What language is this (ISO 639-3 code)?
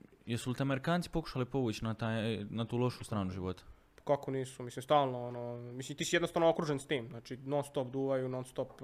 hrv